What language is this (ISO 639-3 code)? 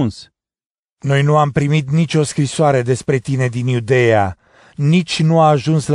ron